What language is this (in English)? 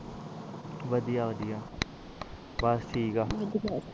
Punjabi